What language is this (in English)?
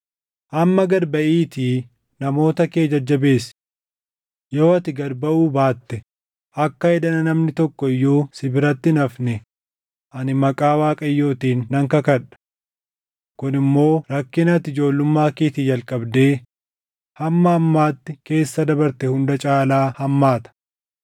Oromo